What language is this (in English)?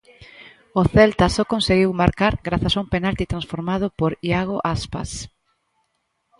Galician